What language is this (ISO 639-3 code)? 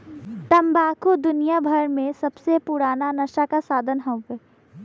bho